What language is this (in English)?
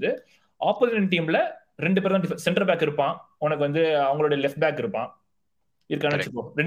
Tamil